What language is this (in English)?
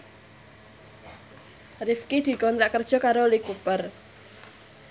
Javanese